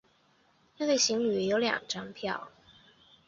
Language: Chinese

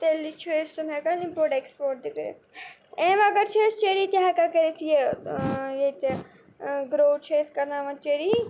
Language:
Kashmiri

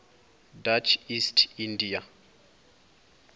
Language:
Venda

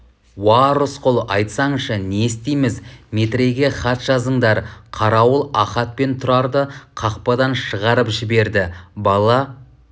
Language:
Kazakh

